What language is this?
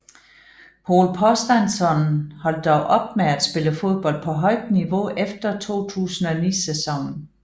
Danish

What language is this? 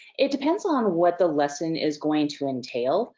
English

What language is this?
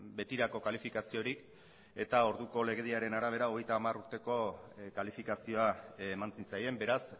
Basque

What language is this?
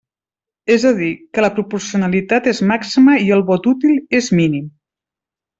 Catalan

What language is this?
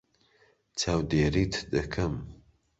Central Kurdish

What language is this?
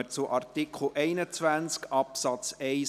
Swiss German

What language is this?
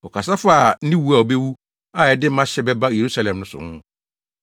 Akan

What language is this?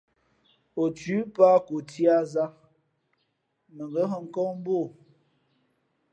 Fe'fe'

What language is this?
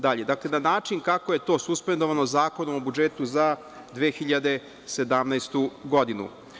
Serbian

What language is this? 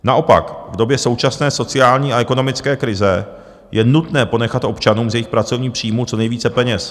Czech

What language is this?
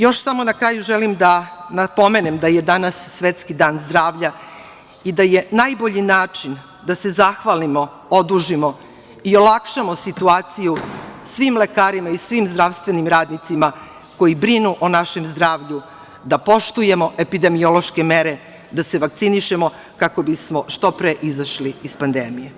Serbian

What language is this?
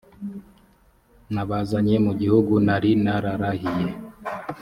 Kinyarwanda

